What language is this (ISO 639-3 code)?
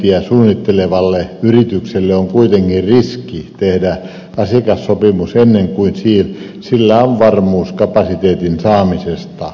fin